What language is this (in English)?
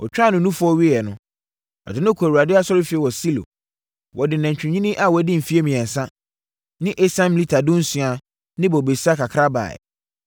Akan